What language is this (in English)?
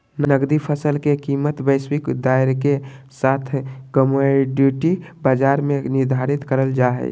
Magahi